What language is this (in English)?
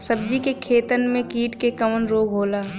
Bhojpuri